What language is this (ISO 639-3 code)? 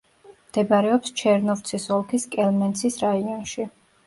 kat